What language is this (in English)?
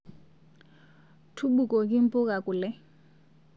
Masai